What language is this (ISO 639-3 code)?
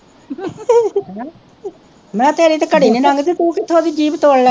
pan